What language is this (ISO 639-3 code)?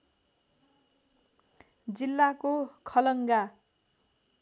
nep